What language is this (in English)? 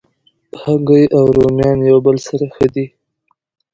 Pashto